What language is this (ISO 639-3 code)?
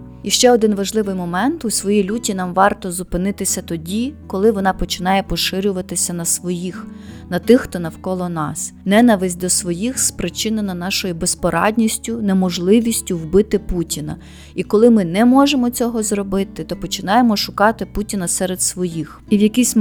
ukr